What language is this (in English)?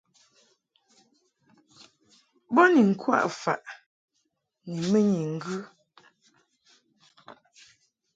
Mungaka